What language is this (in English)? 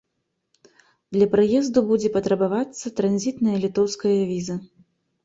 Belarusian